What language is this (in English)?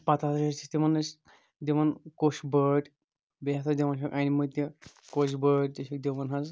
Kashmiri